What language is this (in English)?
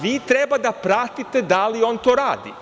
Serbian